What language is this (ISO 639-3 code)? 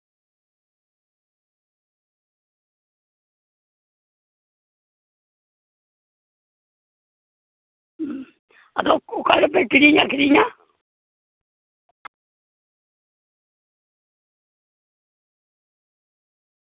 sat